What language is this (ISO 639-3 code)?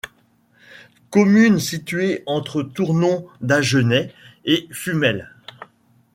fra